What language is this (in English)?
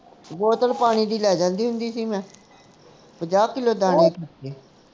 Punjabi